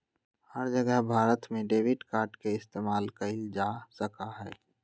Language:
Magahi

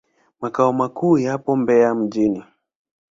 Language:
Swahili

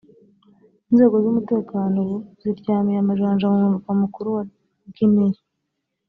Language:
Kinyarwanda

